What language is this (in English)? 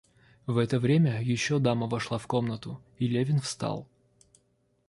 Russian